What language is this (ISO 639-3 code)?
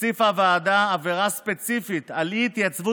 heb